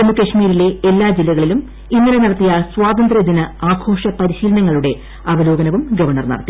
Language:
Malayalam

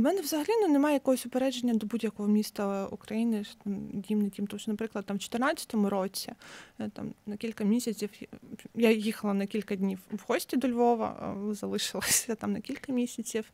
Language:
Ukrainian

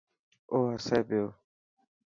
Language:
Dhatki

